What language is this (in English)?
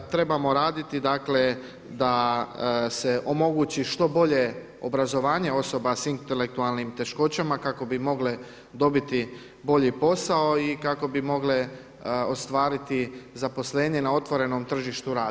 Croatian